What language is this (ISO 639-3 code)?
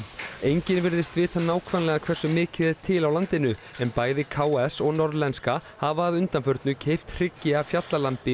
isl